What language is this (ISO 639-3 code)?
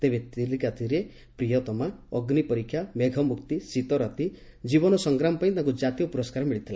ori